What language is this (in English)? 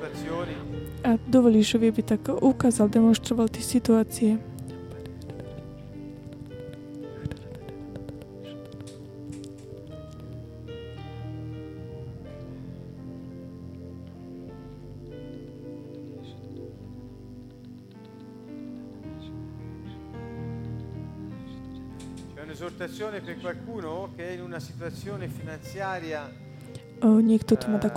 Slovak